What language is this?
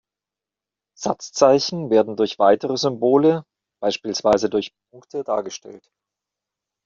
German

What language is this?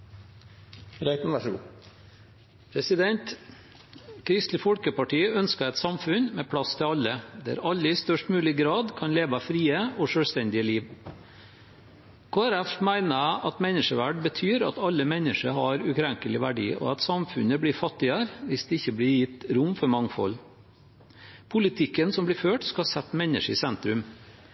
Norwegian Bokmål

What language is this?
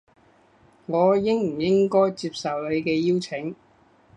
Cantonese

